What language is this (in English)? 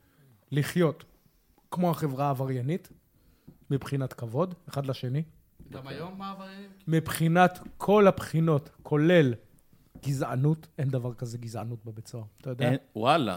Hebrew